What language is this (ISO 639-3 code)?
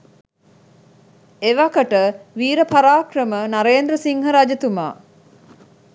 sin